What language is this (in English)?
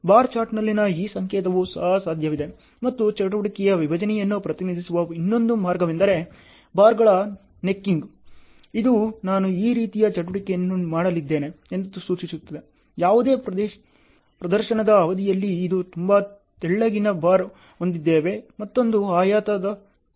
Kannada